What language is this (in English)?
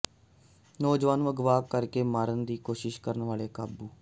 Punjabi